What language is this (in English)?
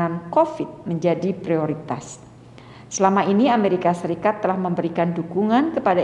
Indonesian